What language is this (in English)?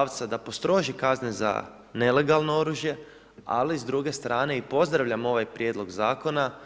Croatian